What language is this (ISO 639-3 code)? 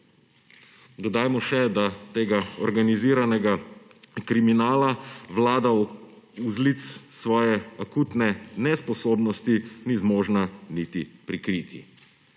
slv